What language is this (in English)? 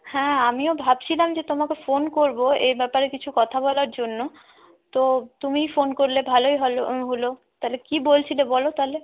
Bangla